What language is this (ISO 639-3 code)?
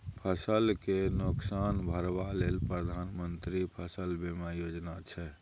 mai